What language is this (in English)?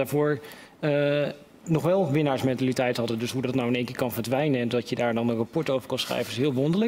Dutch